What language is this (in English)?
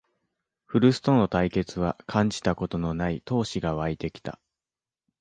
Japanese